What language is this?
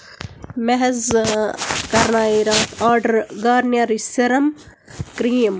Kashmiri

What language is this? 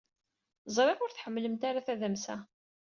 Kabyle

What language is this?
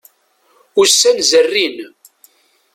Kabyle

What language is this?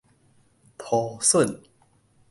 Min Nan Chinese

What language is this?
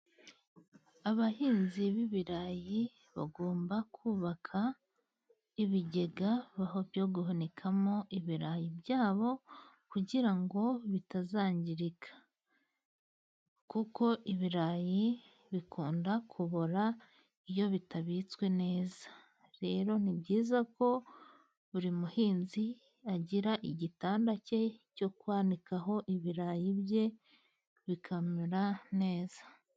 Kinyarwanda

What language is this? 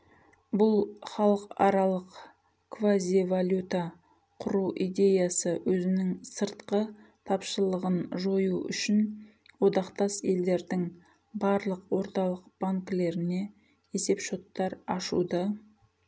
Kazakh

